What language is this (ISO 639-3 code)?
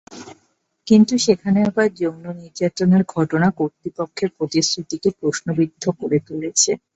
ben